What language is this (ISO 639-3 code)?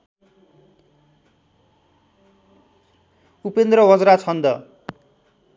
nep